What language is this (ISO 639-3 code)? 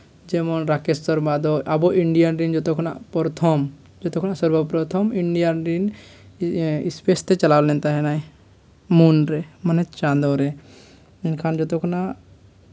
sat